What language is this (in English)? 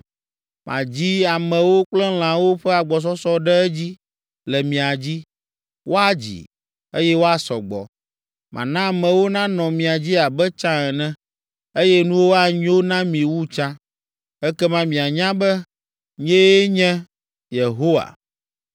Ewe